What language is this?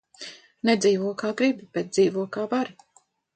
Latvian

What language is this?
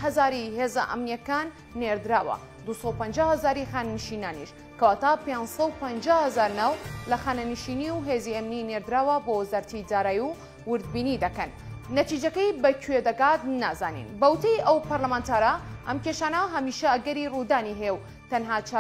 Persian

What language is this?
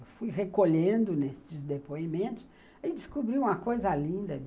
Portuguese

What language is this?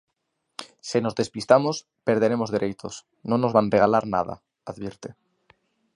Galician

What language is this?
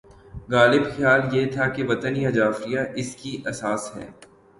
Urdu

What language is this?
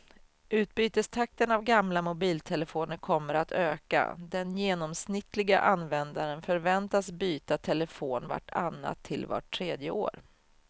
Swedish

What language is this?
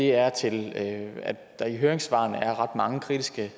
Danish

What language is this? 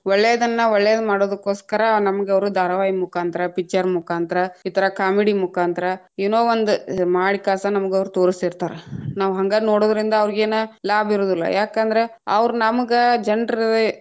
Kannada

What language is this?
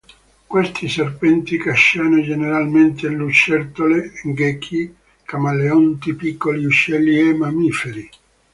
Italian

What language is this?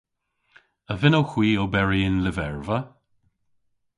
Cornish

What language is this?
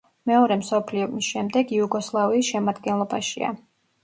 Georgian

